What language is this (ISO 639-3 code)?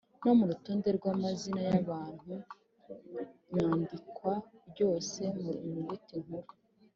kin